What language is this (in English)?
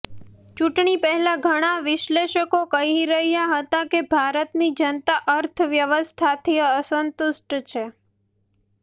Gujarati